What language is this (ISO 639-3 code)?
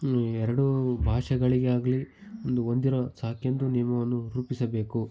kan